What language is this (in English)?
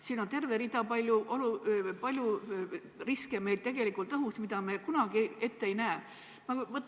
Estonian